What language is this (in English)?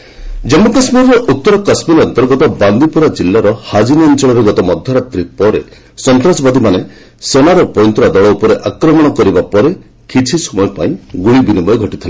Odia